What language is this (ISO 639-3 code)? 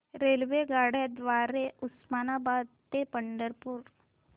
mar